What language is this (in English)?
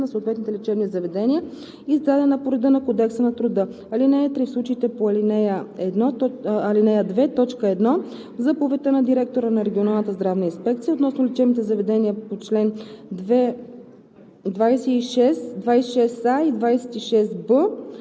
Bulgarian